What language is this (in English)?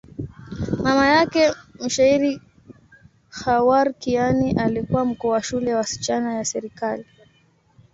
Swahili